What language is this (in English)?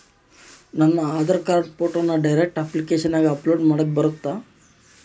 Kannada